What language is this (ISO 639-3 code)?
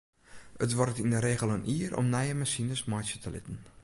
fry